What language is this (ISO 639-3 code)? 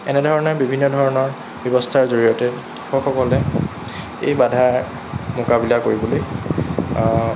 asm